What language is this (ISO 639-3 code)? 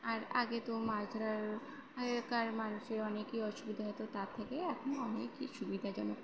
ben